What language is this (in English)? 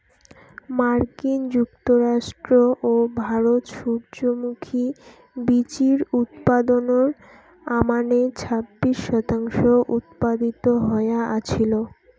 Bangla